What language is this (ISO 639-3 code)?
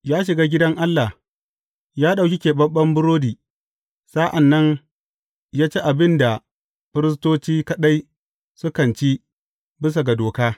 hau